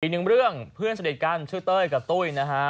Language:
Thai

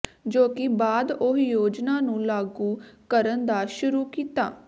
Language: Punjabi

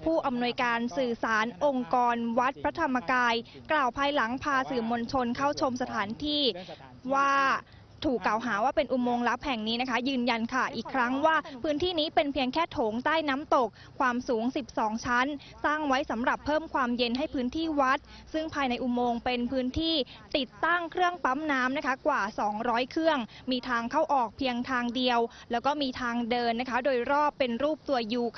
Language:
Thai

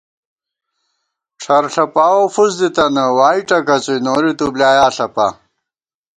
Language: Gawar-Bati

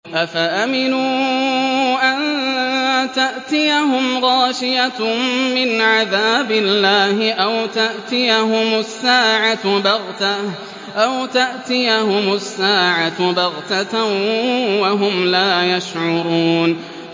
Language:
Arabic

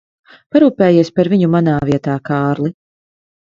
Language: Latvian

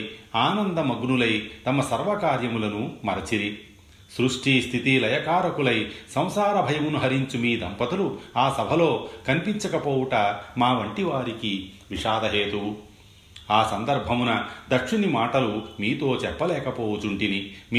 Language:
Telugu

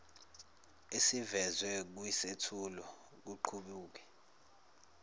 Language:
Zulu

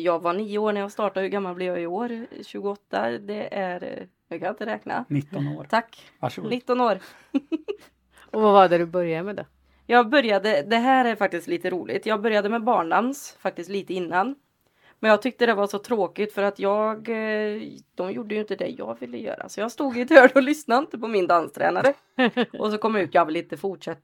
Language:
Swedish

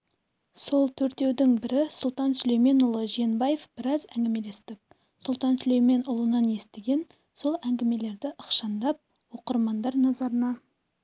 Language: Kazakh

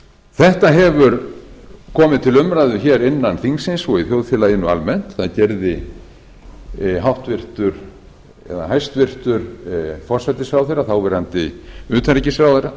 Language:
Icelandic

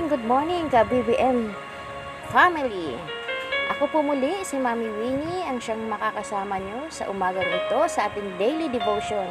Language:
Filipino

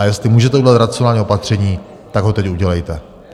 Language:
Czech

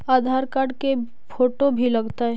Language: Magahi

